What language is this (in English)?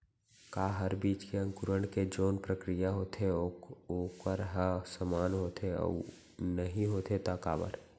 Chhattisgarhi